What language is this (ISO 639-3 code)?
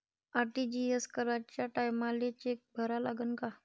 mar